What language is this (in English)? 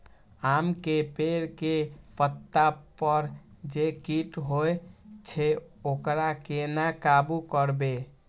Maithili